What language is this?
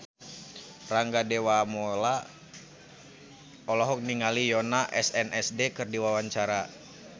Sundanese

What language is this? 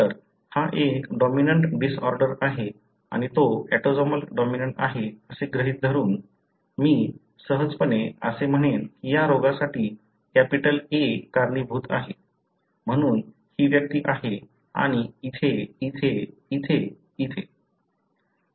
Marathi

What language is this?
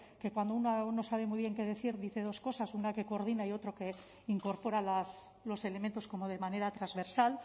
Spanish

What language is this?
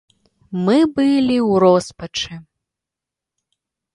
Belarusian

